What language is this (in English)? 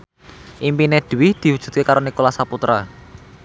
Javanese